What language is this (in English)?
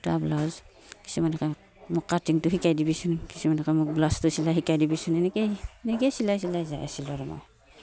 Assamese